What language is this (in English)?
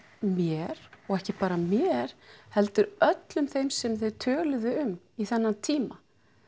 Icelandic